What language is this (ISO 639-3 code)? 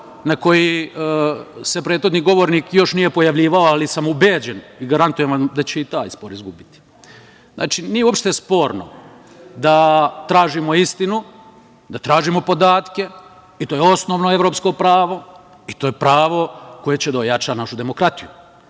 srp